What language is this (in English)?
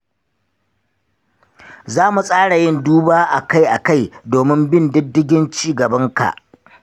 Hausa